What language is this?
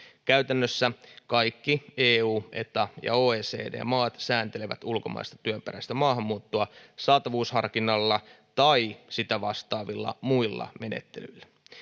Finnish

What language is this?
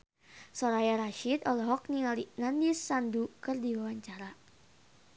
Sundanese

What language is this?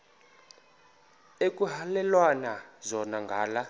Xhosa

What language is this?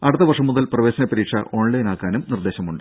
Malayalam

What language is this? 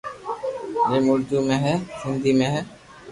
Loarki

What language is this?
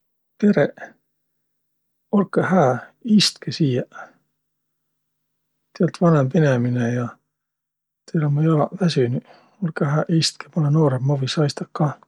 Võro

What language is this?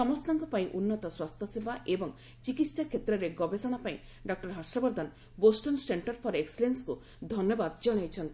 Odia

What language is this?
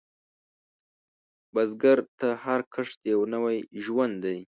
Pashto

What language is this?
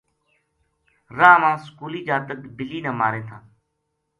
Gujari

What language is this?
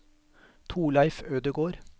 Norwegian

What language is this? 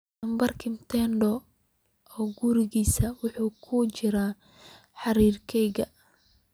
Somali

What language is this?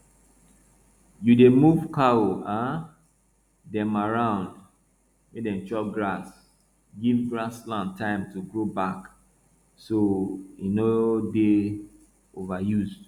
Nigerian Pidgin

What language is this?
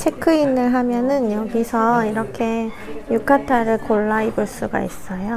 Korean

